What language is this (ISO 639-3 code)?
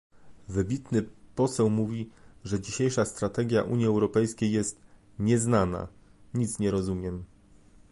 pol